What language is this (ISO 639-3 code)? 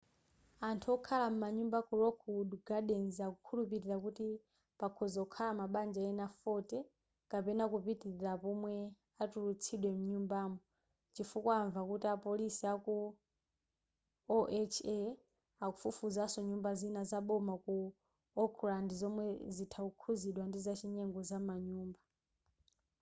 nya